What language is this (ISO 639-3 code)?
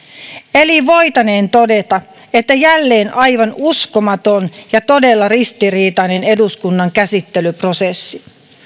fin